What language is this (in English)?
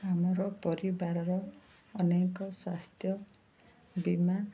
Odia